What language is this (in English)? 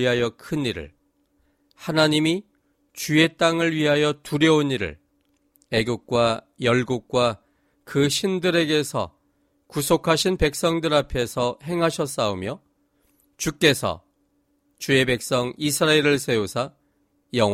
Korean